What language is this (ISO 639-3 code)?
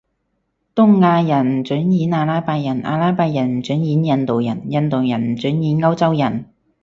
yue